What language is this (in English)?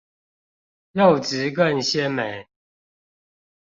Chinese